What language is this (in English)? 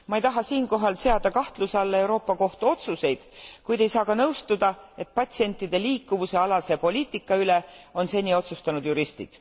Estonian